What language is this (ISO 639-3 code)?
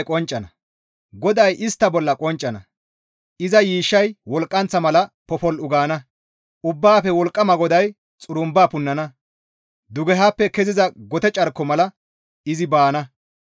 gmv